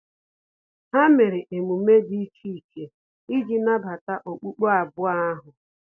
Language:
Igbo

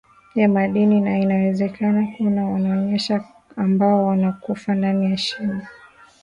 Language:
Swahili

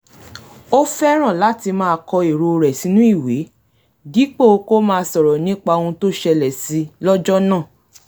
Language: Yoruba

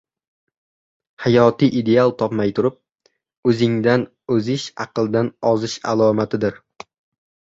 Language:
Uzbek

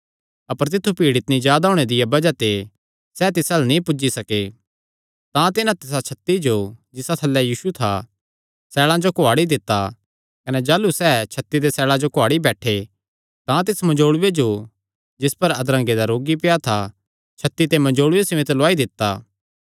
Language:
Kangri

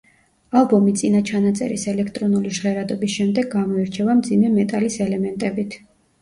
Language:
Georgian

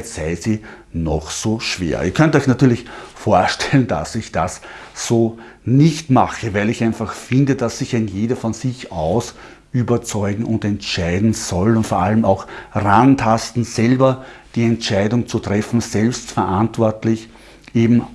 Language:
German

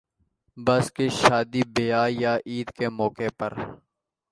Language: Urdu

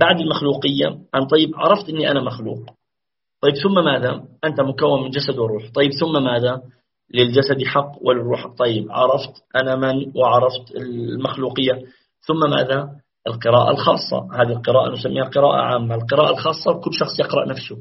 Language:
Arabic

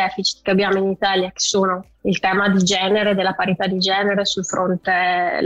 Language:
Italian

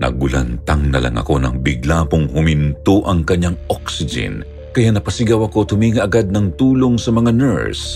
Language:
Filipino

